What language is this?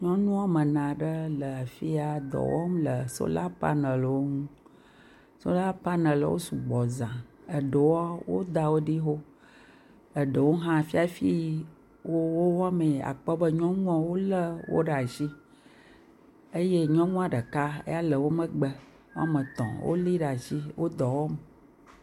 Ewe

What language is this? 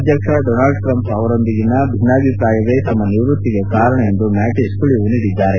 Kannada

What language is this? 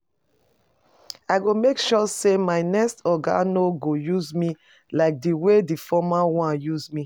Nigerian Pidgin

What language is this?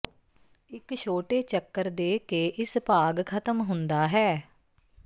Punjabi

